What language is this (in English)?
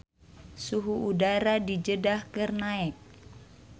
Sundanese